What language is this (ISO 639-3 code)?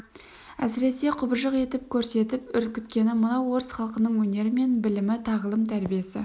kaz